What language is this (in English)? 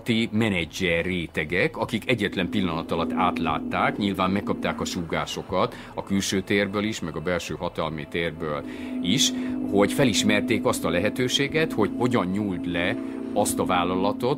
Hungarian